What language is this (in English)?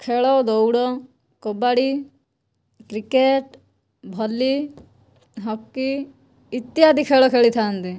Odia